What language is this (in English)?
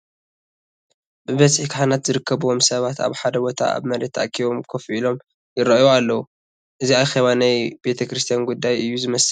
Tigrinya